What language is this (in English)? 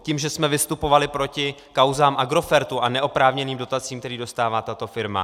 Czech